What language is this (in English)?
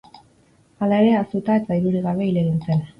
Basque